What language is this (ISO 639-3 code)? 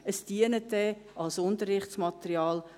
gsw